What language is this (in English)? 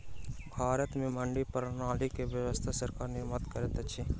Maithili